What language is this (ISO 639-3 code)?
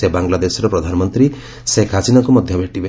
ori